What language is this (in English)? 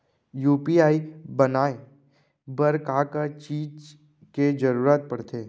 Chhattisgarhi